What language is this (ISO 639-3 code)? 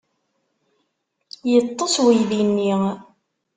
kab